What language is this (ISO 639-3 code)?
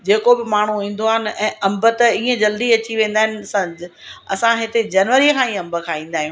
snd